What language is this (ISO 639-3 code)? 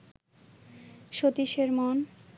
ben